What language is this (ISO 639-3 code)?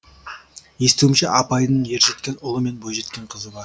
kaz